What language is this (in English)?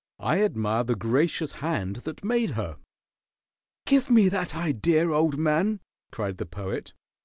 English